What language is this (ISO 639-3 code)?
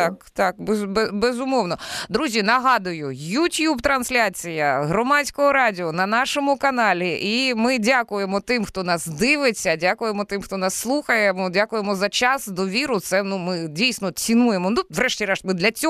ukr